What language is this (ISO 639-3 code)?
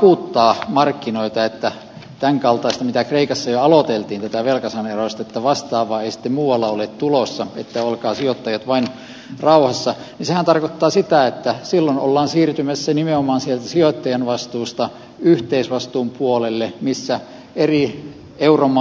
fin